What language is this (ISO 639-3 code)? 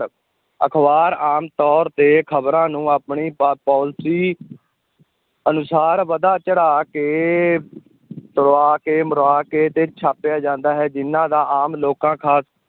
pan